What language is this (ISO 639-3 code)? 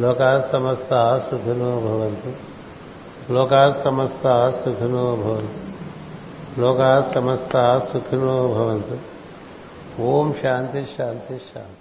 tel